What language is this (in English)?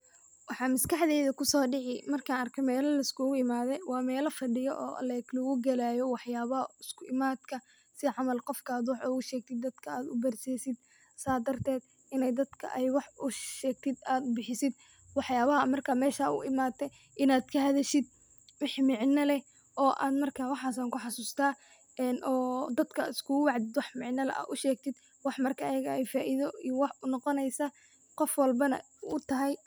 Somali